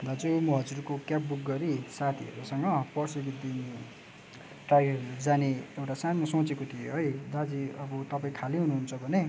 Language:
Nepali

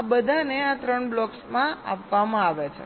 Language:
Gujarati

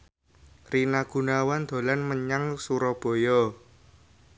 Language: Javanese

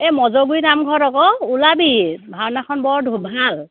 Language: Assamese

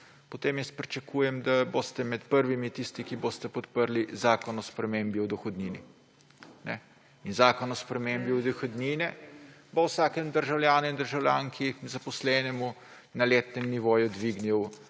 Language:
Slovenian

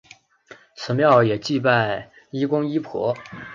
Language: Chinese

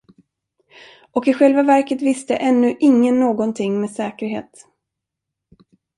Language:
Swedish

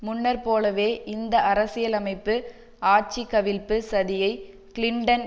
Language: Tamil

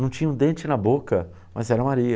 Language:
Portuguese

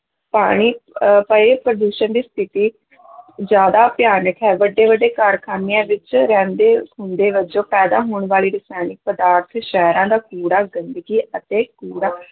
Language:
Punjabi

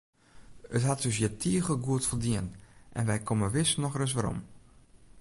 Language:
Western Frisian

